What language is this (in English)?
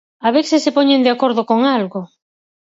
Galician